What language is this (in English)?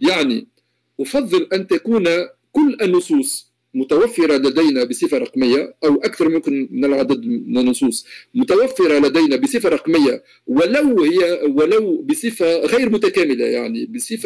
Arabic